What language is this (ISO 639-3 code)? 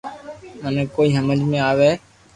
lrk